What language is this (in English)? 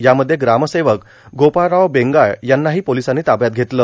Marathi